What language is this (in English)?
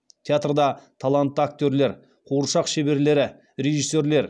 Kazakh